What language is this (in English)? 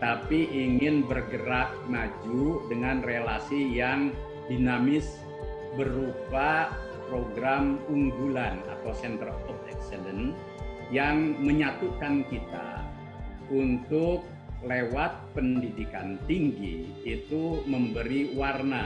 Indonesian